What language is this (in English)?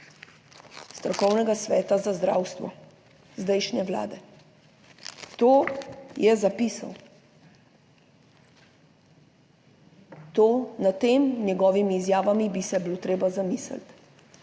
Slovenian